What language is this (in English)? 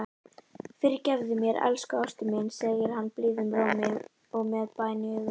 Icelandic